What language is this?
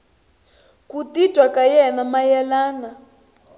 Tsonga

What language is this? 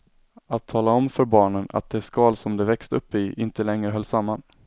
Swedish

